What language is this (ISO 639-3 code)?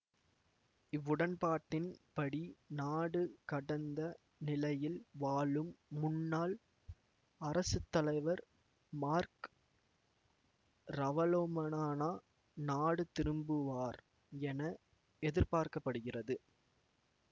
tam